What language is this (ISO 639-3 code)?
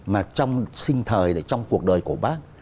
vie